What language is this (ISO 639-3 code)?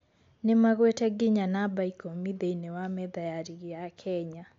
kik